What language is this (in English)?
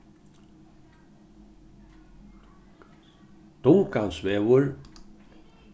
Faroese